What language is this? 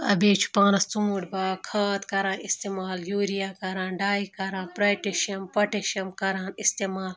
Kashmiri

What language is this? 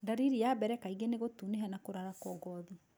Kikuyu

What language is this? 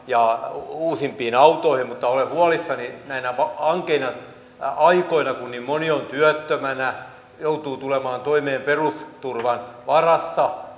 Finnish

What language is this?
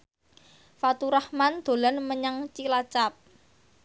Javanese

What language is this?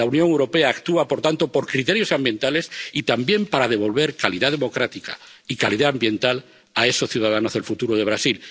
Spanish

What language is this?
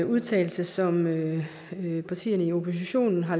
Danish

